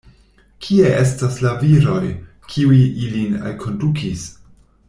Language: Esperanto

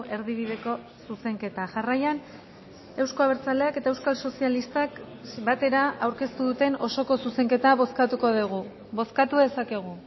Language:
Basque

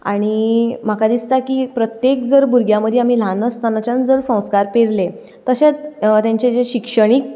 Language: Konkani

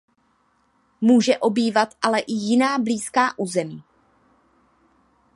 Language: Czech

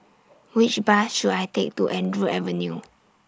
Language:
English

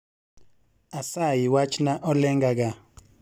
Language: Luo (Kenya and Tanzania)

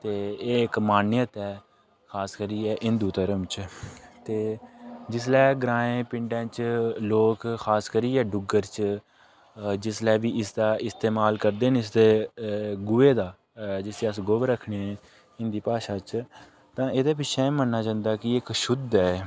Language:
Dogri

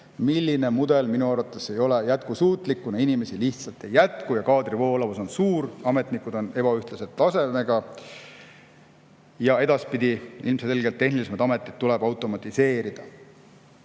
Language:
Estonian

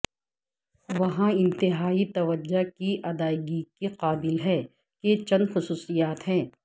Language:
Urdu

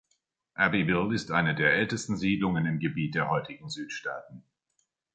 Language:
German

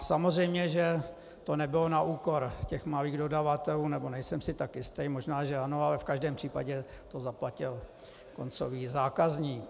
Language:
Czech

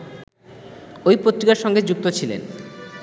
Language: Bangla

